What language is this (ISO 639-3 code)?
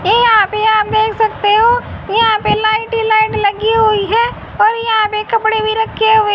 hin